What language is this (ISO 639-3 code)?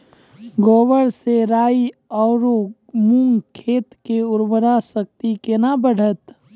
mai